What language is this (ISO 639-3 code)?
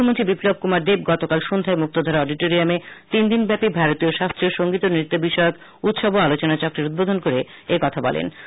ben